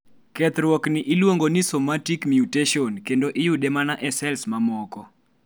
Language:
Luo (Kenya and Tanzania)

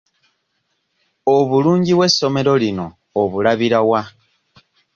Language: Ganda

